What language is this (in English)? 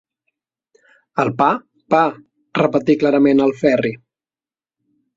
Catalan